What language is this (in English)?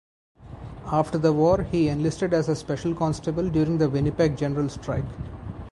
English